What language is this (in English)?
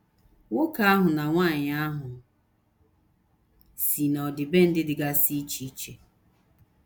Igbo